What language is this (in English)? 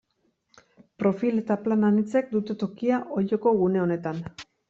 Basque